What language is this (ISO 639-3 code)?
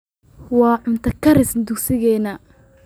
som